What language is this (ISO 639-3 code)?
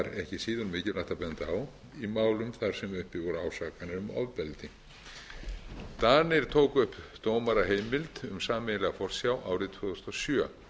isl